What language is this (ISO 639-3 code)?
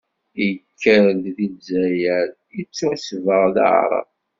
kab